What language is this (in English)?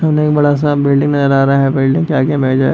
Hindi